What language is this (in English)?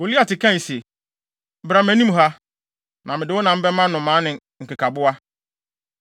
Akan